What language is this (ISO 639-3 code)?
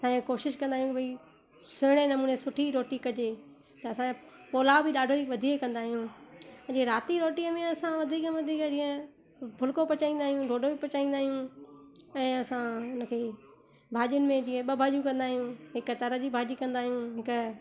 snd